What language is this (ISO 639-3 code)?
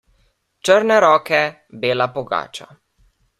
slv